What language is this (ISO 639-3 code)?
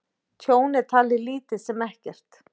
isl